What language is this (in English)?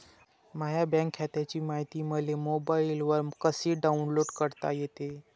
Marathi